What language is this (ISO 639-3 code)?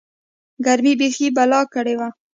pus